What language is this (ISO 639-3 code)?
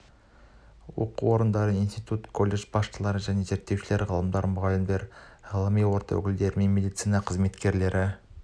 kaz